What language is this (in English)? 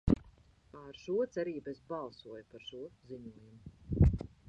Latvian